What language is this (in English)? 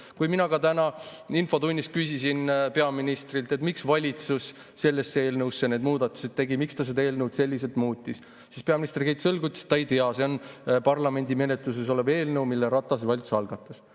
Estonian